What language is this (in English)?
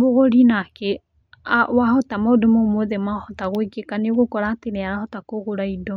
Kikuyu